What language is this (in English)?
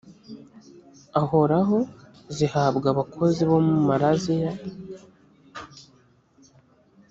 Kinyarwanda